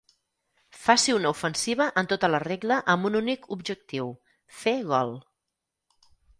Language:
Catalan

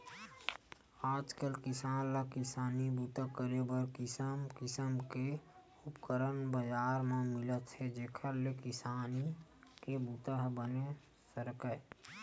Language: Chhattisgarhi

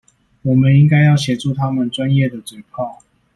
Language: Chinese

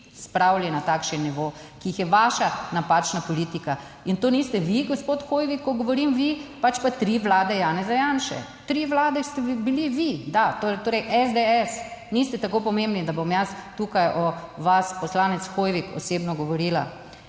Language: Slovenian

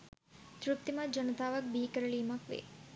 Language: Sinhala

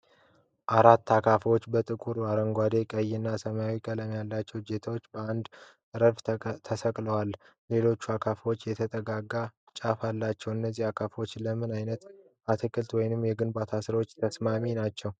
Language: Amharic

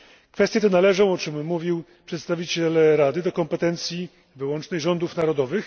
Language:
Polish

